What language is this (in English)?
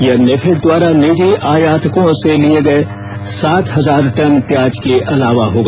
Hindi